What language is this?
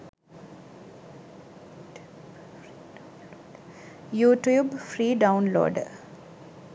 Sinhala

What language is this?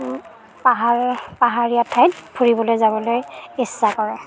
Assamese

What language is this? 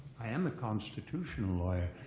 English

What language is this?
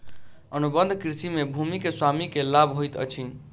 Maithili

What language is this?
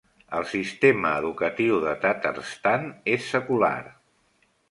Catalan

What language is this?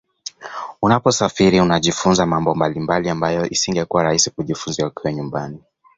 Swahili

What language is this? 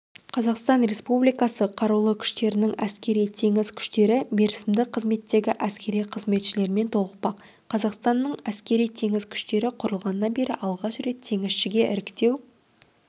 Kazakh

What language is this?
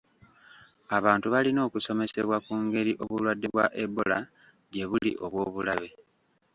Ganda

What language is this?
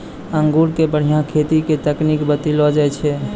Maithili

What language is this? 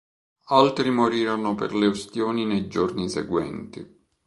Italian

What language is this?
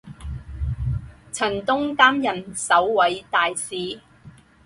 Chinese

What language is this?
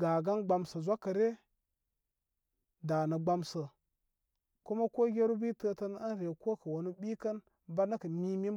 Koma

